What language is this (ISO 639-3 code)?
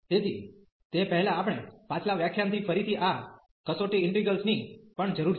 guj